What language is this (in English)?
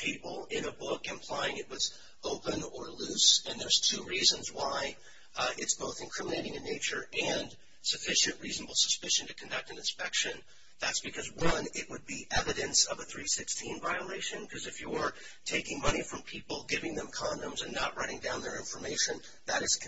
English